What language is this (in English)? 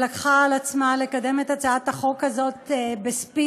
Hebrew